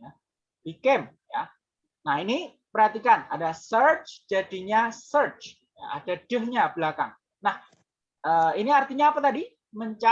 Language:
Indonesian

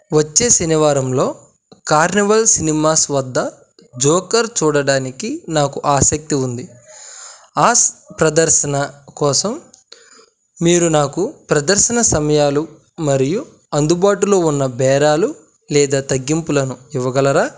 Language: Telugu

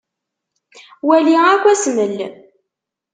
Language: Kabyle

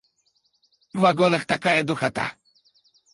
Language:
Russian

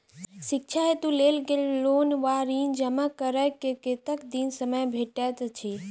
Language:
Maithili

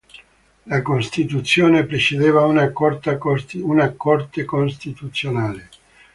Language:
Italian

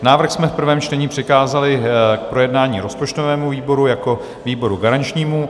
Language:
Czech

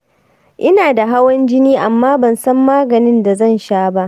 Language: Hausa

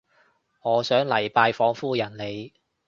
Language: Cantonese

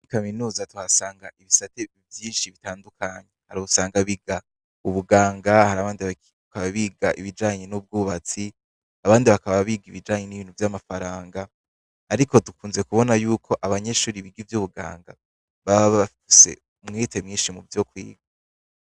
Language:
Rundi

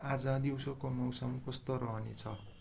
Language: Nepali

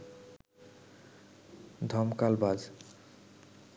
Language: Bangla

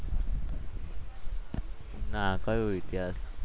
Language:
Gujarati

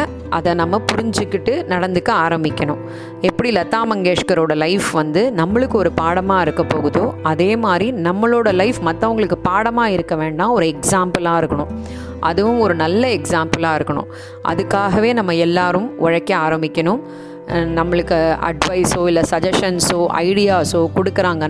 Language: Tamil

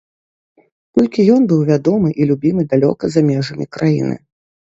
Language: Belarusian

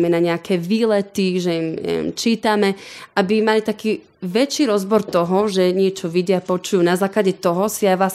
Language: Slovak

